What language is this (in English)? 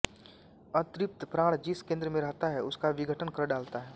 Hindi